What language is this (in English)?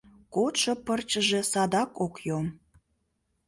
Mari